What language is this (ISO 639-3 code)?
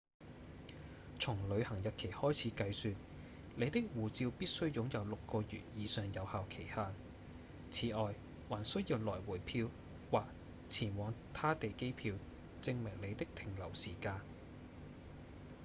yue